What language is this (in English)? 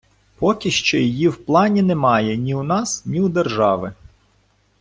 Ukrainian